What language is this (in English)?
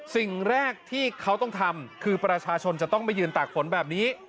Thai